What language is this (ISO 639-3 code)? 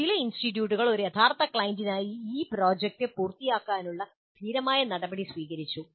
mal